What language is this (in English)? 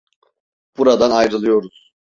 Turkish